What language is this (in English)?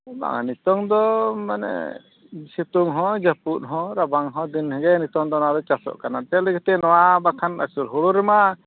Santali